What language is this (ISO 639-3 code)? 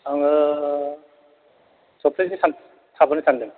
brx